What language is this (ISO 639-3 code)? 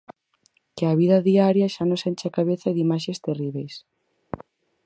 glg